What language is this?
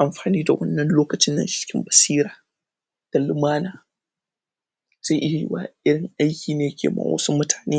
Hausa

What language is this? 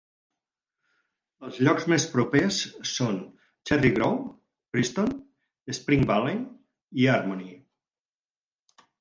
Catalan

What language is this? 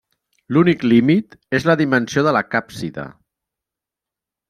Catalan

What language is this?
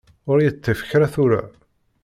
Kabyle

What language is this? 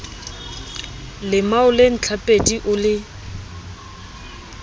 Southern Sotho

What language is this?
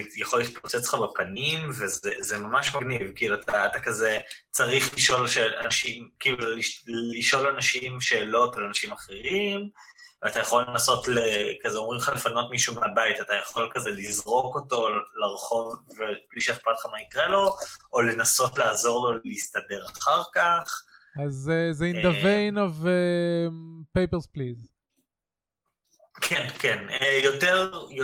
Hebrew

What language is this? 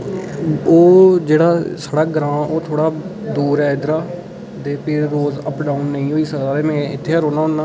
Dogri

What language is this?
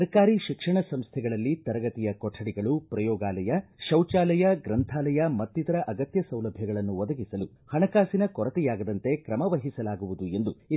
Kannada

